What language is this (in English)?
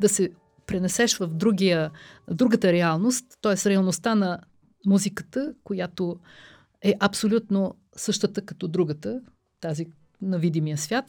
Bulgarian